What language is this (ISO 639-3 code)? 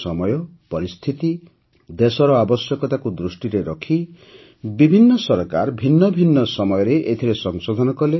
ori